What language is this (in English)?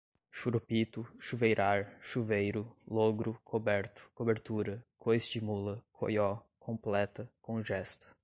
Portuguese